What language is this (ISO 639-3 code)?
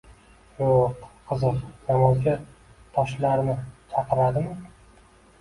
uzb